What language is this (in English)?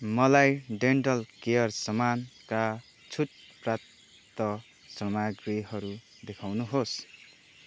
Nepali